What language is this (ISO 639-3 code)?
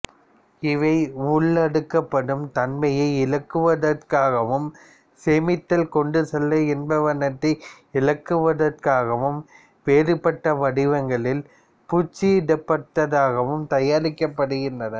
tam